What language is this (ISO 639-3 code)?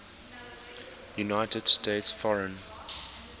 eng